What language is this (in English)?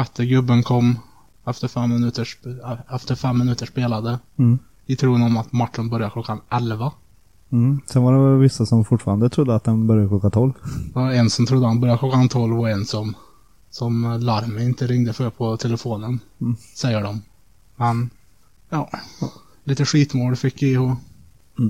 Swedish